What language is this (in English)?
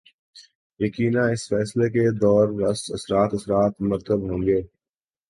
Urdu